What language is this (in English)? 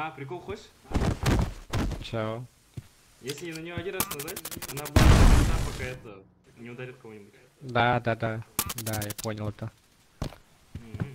Russian